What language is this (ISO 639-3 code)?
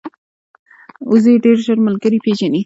pus